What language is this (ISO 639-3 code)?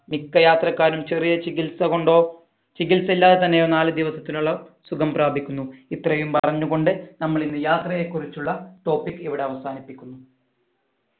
mal